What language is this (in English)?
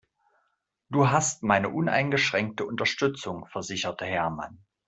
German